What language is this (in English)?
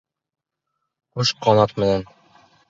Bashkir